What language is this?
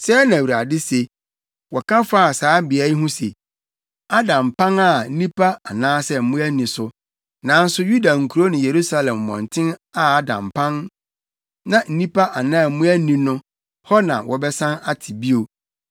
Akan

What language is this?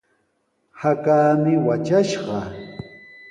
Sihuas Ancash Quechua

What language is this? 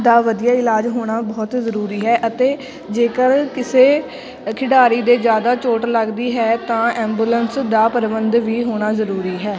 Punjabi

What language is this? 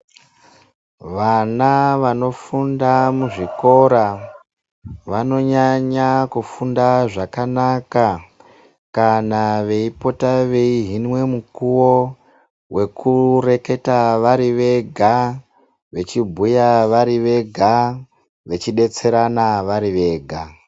Ndau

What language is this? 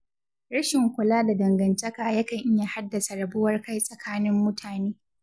Hausa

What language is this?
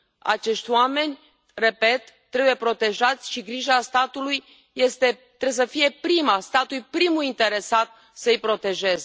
Romanian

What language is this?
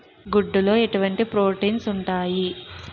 Telugu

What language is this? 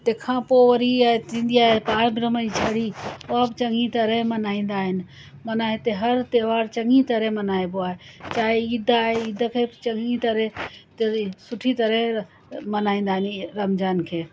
Sindhi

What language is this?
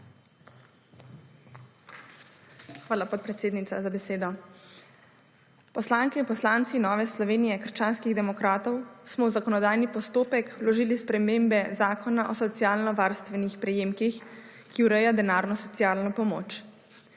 Slovenian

